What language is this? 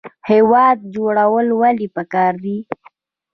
Pashto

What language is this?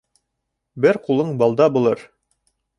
Bashkir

